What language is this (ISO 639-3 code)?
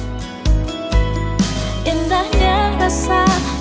ind